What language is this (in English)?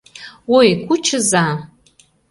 Mari